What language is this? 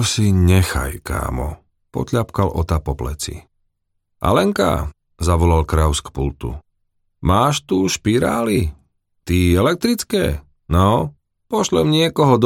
Slovak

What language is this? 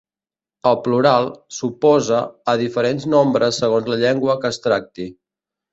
Catalan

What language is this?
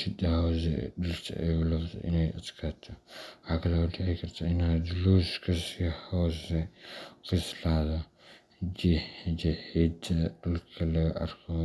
Somali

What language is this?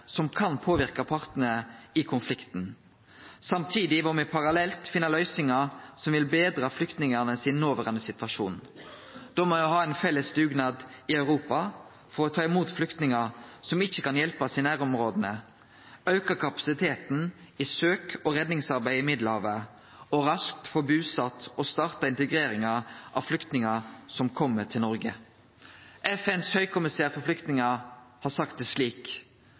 Norwegian Nynorsk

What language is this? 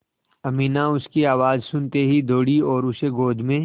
Hindi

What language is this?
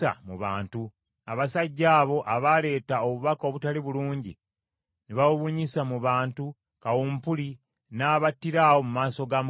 Ganda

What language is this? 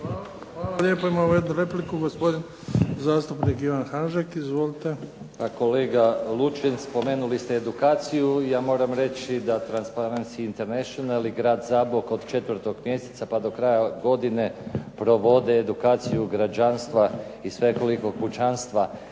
Croatian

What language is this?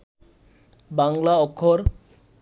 Bangla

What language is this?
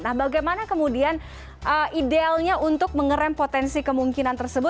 Indonesian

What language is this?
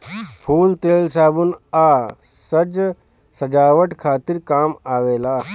Bhojpuri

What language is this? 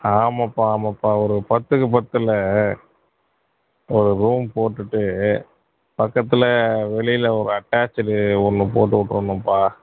Tamil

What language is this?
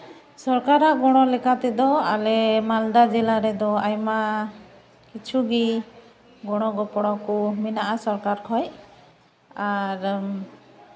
Santali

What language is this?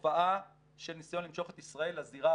Hebrew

